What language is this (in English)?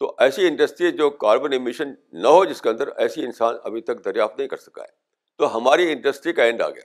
Urdu